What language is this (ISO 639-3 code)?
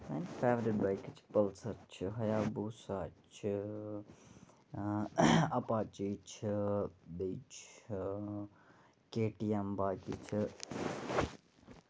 kas